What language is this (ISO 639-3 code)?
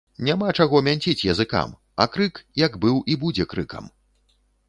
bel